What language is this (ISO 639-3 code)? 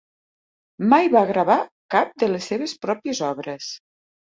cat